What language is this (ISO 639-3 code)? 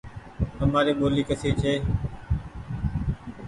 gig